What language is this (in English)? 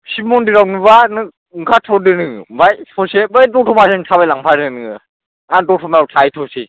Bodo